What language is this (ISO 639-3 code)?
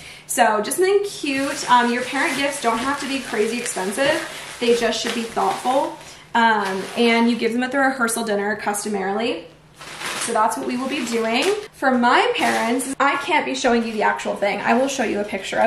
eng